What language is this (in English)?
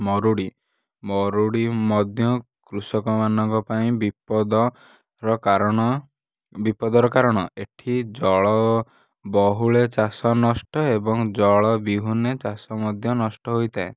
Odia